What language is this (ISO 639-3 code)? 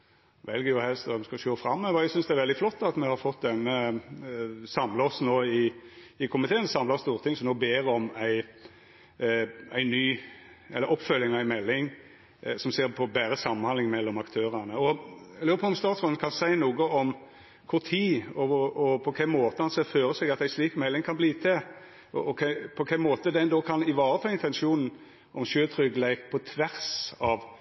nno